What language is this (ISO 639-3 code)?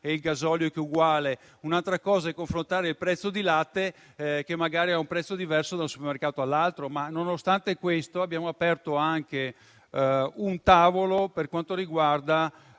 ita